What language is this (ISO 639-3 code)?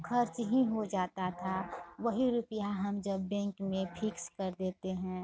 hin